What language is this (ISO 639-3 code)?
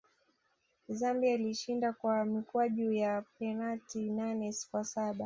swa